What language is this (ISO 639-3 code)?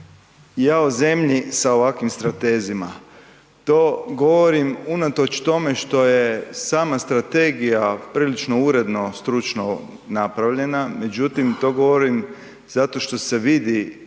hrv